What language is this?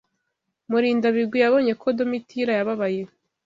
Kinyarwanda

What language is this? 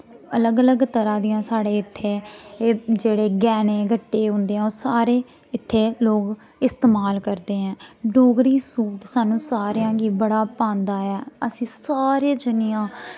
Dogri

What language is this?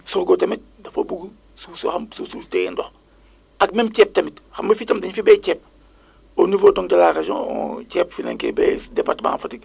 Wolof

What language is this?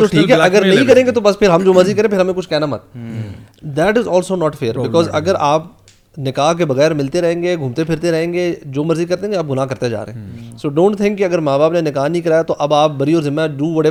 Urdu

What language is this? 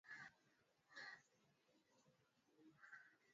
Swahili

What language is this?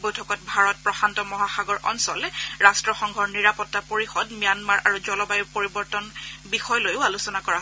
Assamese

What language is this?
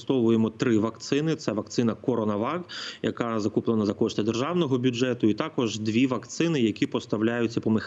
Ukrainian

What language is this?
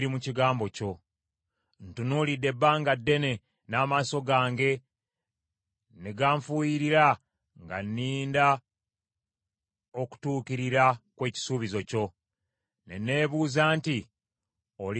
Ganda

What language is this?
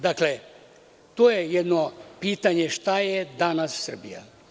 Serbian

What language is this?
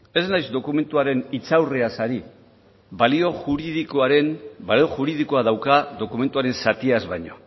Basque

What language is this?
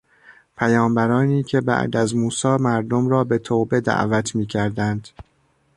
Persian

